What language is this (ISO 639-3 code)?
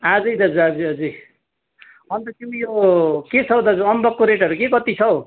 nep